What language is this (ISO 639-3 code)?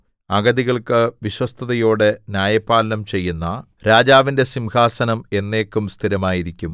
mal